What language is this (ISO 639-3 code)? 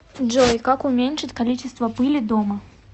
rus